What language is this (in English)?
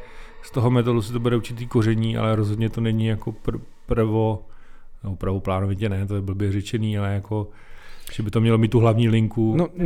Czech